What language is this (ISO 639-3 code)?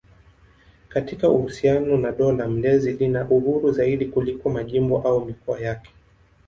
swa